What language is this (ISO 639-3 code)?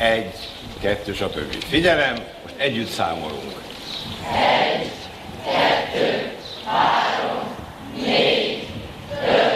hun